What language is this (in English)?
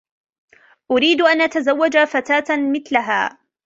Arabic